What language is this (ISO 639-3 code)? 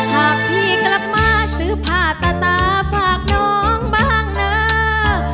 tha